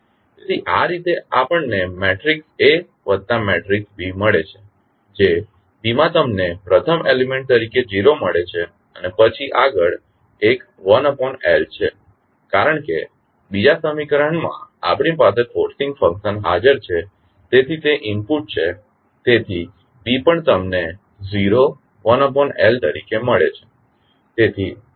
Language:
Gujarati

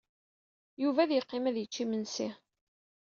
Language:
Kabyle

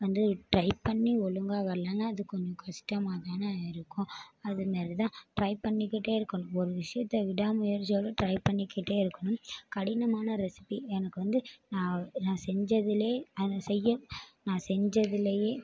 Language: Tamil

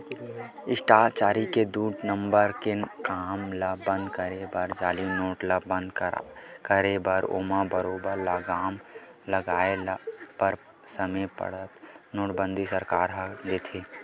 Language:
Chhattisgarhi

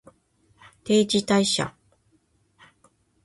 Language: Japanese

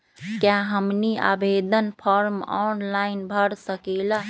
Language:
Magahi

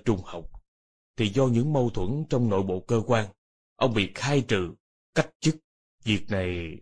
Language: Vietnamese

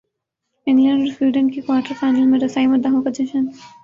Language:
Urdu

